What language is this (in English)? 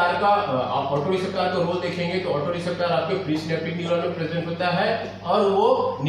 Hindi